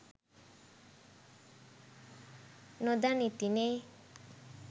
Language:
Sinhala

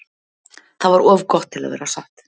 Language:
Icelandic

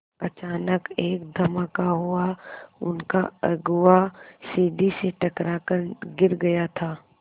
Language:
Hindi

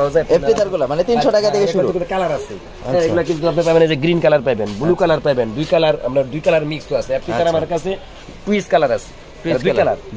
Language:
Bangla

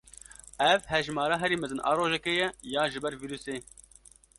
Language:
Kurdish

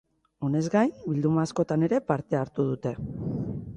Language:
Basque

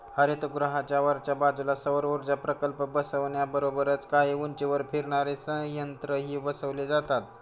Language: Marathi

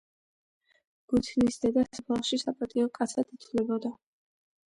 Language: Georgian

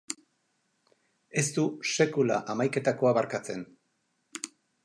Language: Basque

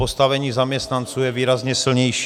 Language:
Czech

